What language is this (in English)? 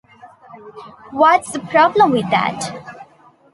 English